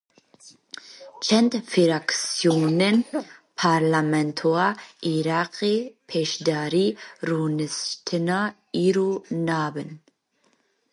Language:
Kurdish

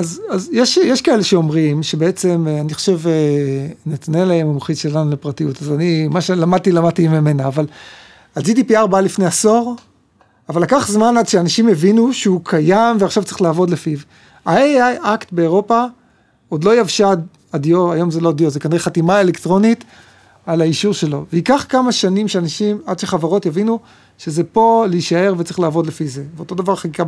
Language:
Hebrew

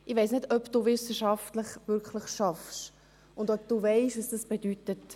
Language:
Swiss German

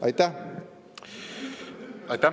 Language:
Estonian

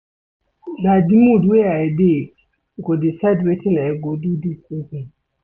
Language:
Nigerian Pidgin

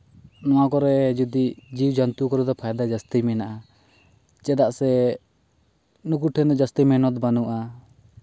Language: Santali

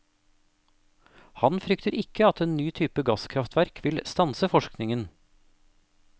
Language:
Norwegian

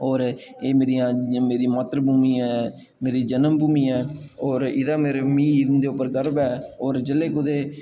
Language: Dogri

